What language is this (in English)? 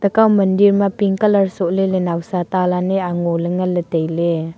Wancho Naga